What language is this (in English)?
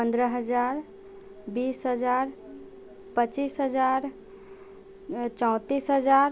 Maithili